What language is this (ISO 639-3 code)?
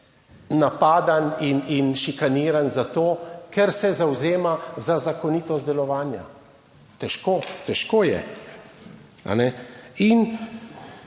slv